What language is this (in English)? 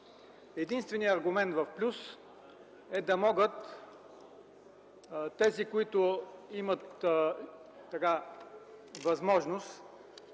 Bulgarian